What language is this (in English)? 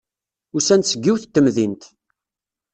Kabyle